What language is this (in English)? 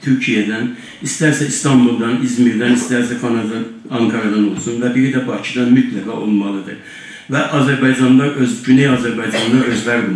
Turkish